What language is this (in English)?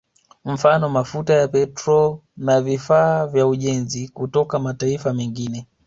Swahili